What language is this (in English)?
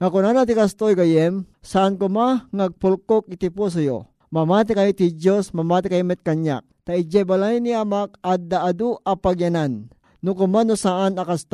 Filipino